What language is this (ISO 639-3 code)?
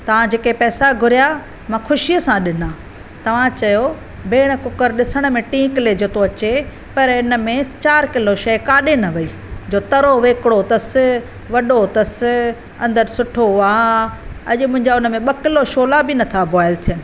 snd